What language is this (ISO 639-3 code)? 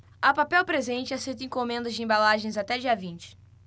por